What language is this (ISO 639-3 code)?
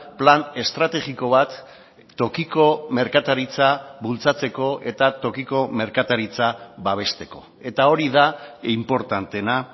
eus